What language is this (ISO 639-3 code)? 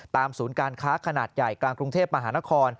tha